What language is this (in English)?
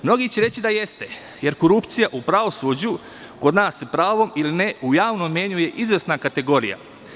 Serbian